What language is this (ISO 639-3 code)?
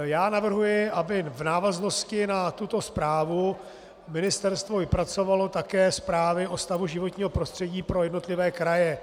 ces